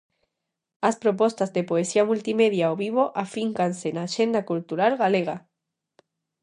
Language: Galician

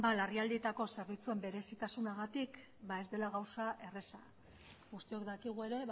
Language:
Basque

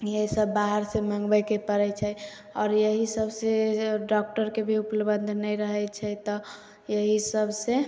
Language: Maithili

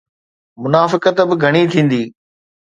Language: Sindhi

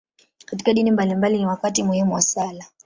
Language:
Swahili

